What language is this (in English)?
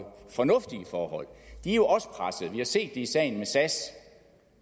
Danish